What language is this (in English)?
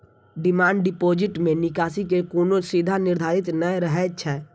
Maithili